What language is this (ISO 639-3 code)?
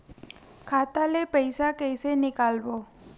hne